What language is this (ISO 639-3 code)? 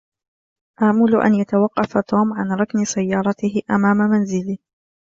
ara